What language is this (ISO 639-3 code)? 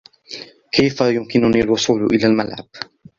ara